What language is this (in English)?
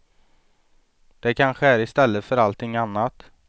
Swedish